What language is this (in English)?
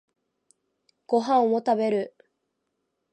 Japanese